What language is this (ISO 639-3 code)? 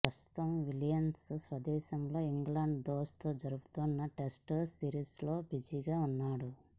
tel